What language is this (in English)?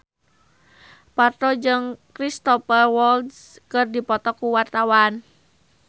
Sundanese